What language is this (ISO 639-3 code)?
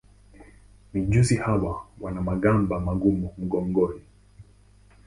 swa